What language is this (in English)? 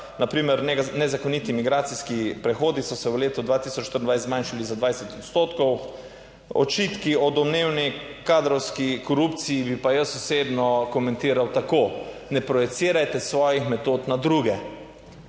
Slovenian